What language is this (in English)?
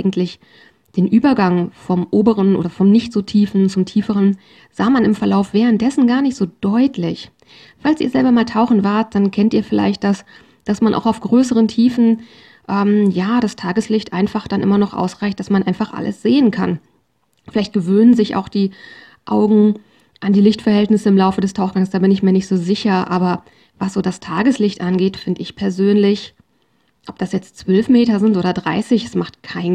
German